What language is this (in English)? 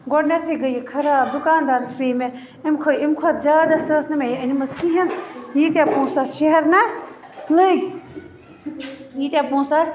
Kashmiri